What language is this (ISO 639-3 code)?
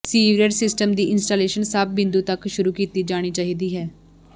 pan